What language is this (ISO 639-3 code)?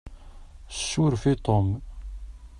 kab